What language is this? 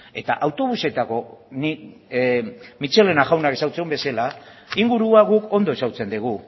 Basque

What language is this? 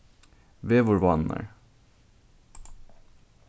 Faroese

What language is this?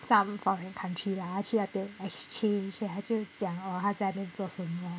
English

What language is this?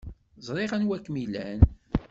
Kabyle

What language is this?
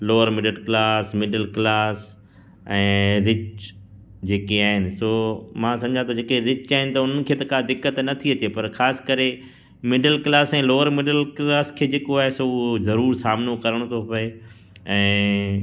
Sindhi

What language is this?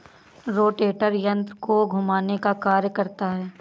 Hindi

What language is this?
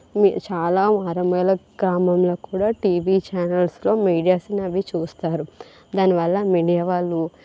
Telugu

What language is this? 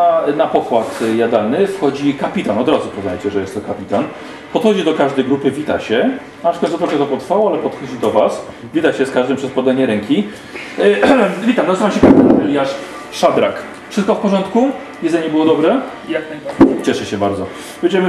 Polish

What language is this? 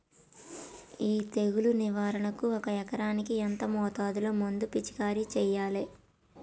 Telugu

